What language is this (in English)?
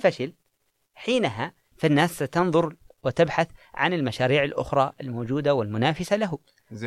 Arabic